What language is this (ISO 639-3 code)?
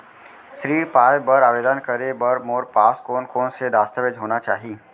hne